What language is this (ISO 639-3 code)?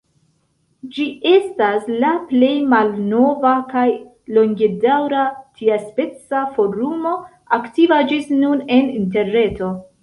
epo